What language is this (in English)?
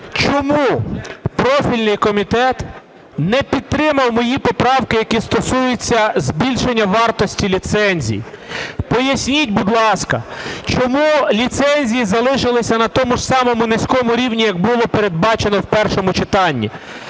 Ukrainian